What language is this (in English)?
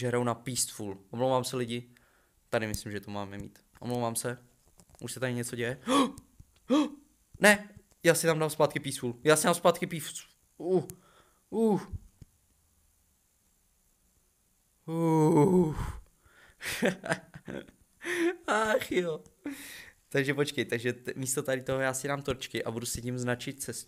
Czech